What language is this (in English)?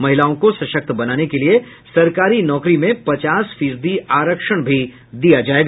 Hindi